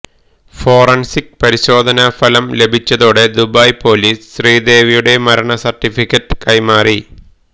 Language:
Malayalam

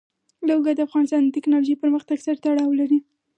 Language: Pashto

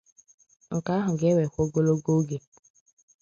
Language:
Igbo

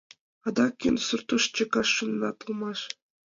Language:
Mari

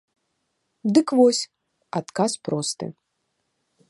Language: Belarusian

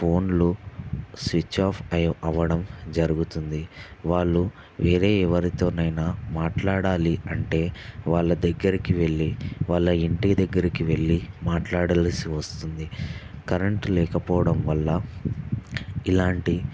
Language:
Telugu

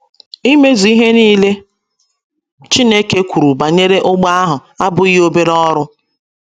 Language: Igbo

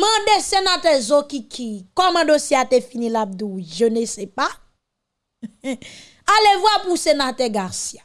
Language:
French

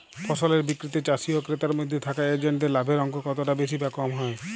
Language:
Bangla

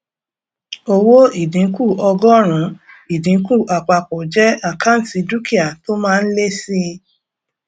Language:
Yoruba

